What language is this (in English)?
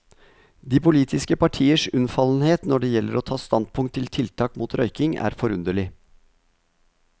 Norwegian